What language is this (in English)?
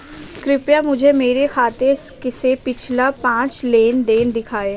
Hindi